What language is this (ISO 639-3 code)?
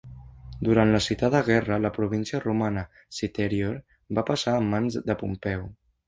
cat